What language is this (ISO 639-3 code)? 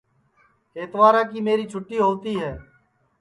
ssi